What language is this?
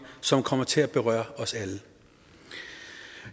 Danish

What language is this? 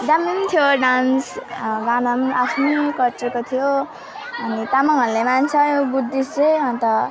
Nepali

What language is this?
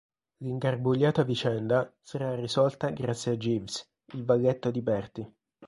Italian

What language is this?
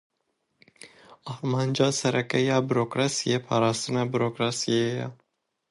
Kurdish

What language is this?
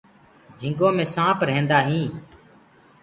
Gurgula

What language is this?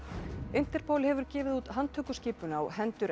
Icelandic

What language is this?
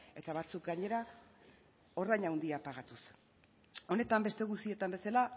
Basque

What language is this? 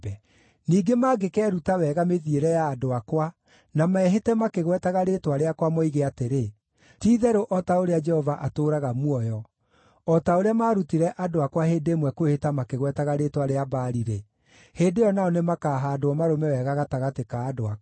Kikuyu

